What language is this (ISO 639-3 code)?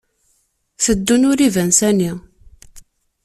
kab